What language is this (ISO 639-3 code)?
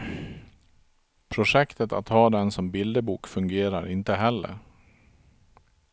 swe